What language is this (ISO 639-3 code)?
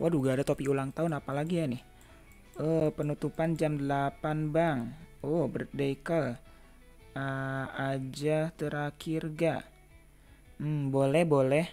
ind